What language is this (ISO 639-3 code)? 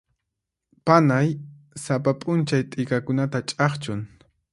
qxp